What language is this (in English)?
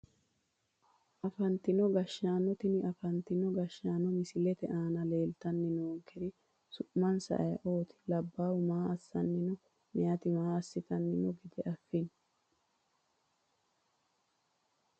Sidamo